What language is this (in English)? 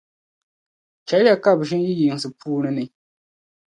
Dagbani